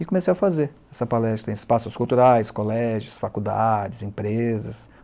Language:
Portuguese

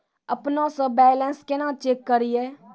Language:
Maithili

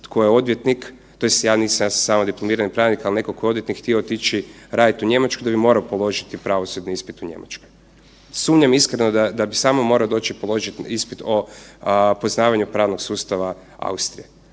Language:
Croatian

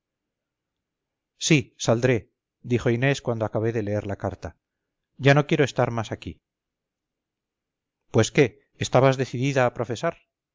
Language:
Spanish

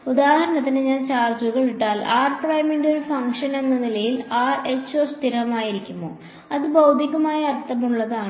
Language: Malayalam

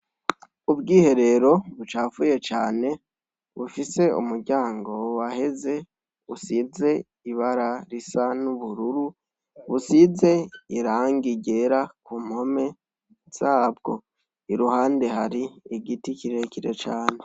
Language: Rundi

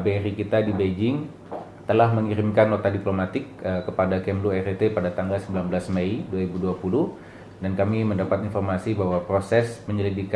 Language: Indonesian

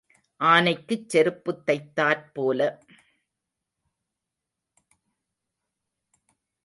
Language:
Tamil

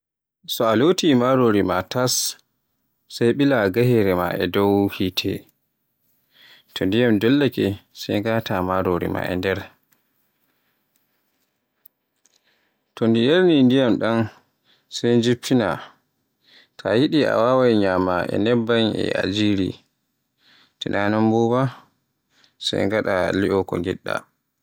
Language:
Borgu Fulfulde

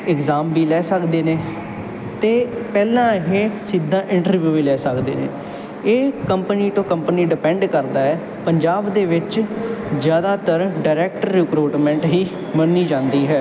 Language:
Punjabi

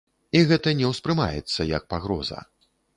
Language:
Belarusian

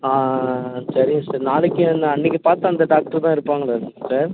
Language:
Tamil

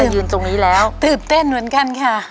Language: Thai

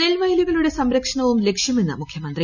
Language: Malayalam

